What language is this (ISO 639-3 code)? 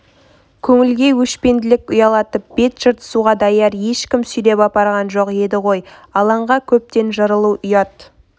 kaz